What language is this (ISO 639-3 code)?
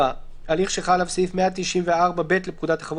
heb